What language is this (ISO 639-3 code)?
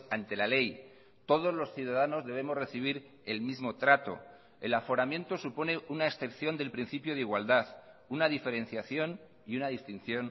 spa